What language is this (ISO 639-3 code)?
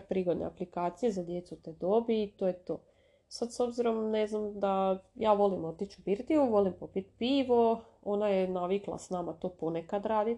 hrv